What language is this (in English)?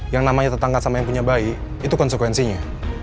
Indonesian